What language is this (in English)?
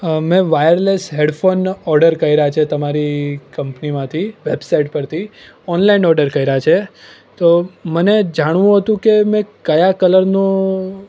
Gujarati